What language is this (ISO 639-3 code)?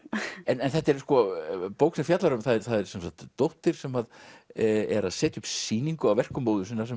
isl